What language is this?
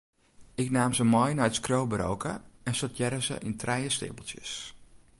Western Frisian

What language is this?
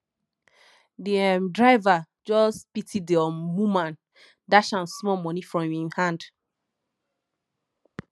Nigerian Pidgin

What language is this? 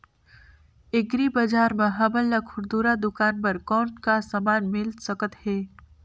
Chhattisgarhi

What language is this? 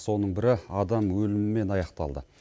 Kazakh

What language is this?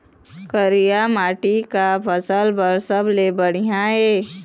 Chhattisgarhi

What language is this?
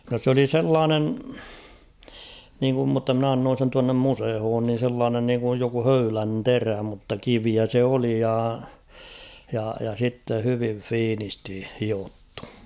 Finnish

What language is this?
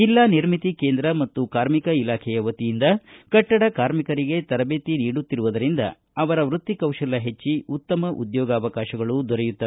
Kannada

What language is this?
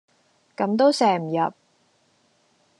Cantonese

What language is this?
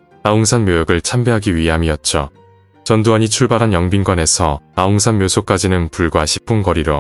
Korean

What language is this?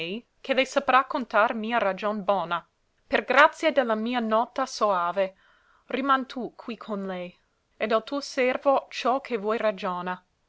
Italian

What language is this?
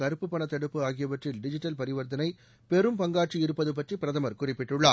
Tamil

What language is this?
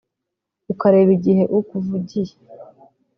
Kinyarwanda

